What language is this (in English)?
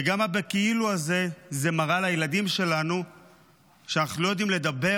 Hebrew